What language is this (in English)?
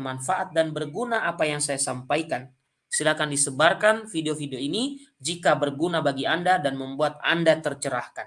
Indonesian